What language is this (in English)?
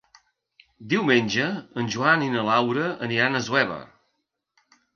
Catalan